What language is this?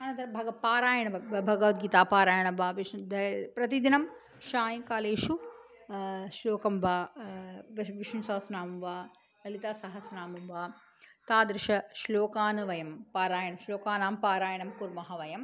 Sanskrit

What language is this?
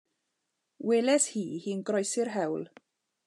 Welsh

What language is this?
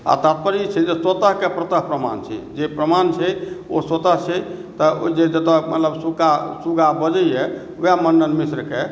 Maithili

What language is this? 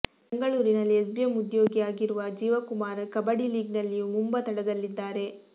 Kannada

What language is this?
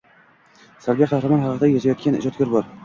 Uzbek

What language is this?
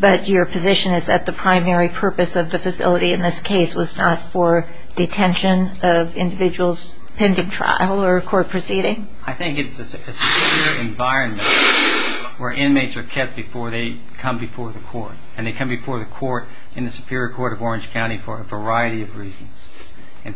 English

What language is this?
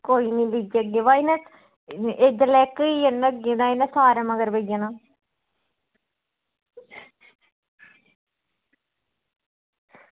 Dogri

